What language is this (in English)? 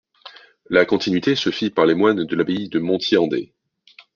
French